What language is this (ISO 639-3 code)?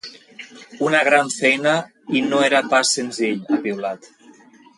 cat